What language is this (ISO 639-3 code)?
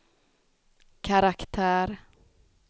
swe